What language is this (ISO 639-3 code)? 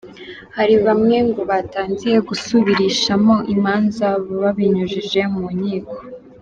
kin